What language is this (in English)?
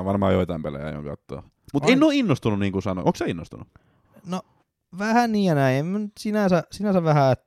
Finnish